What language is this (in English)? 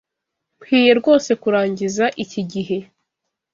Kinyarwanda